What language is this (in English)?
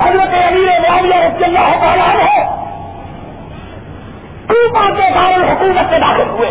Urdu